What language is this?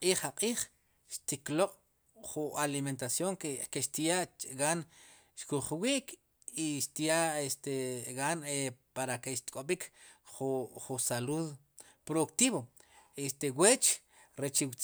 Sipacapense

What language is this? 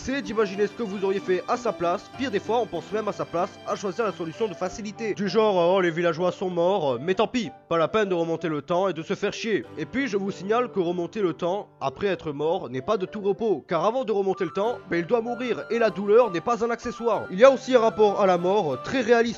French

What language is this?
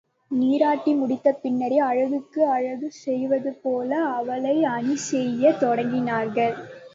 Tamil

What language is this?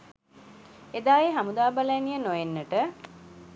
Sinhala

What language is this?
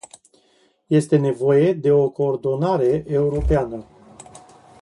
Romanian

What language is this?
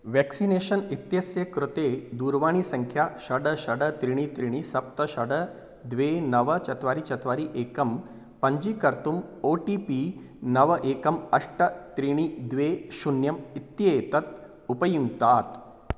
Sanskrit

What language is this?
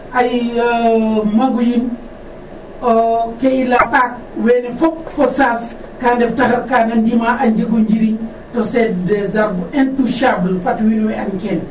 Serer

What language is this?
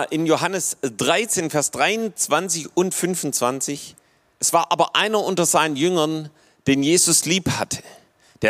German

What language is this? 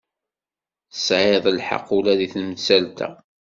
Kabyle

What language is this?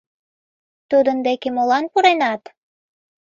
Mari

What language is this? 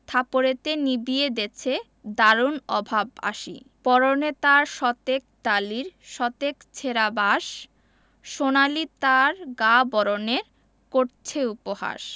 Bangla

